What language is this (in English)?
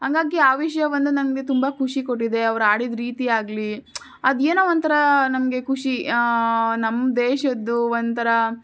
Kannada